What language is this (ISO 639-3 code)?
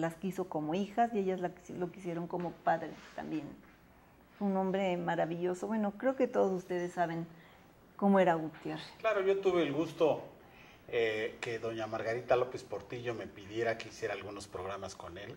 spa